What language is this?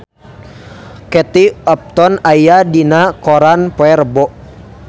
Sundanese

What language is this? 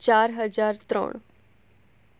Gujarati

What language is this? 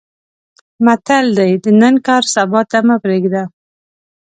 Pashto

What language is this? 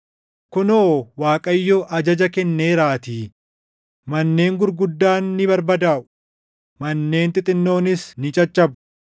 Oromo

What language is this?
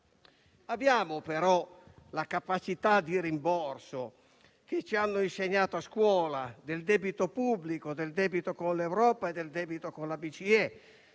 Italian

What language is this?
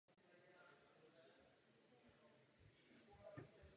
Czech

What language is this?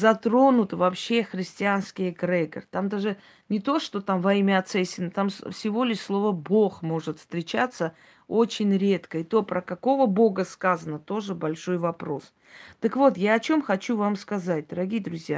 Russian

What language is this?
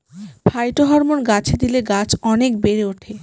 Bangla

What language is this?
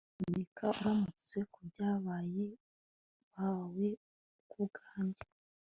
Kinyarwanda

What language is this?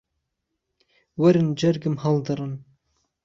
Central Kurdish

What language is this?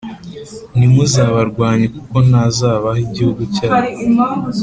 Kinyarwanda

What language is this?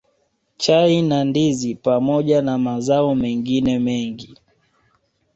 Swahili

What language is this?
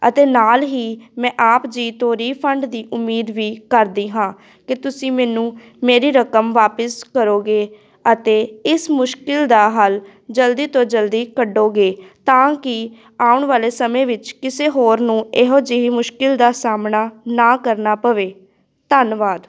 Punjabi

